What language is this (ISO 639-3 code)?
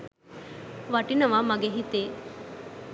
sin